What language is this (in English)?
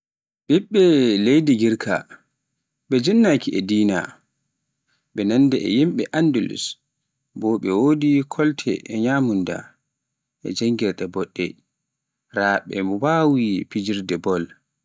Pular